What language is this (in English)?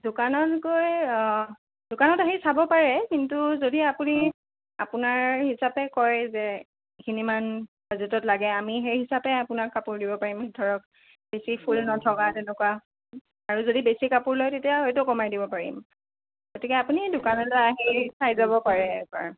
Assamese